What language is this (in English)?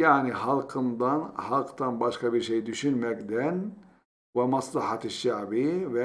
Turkish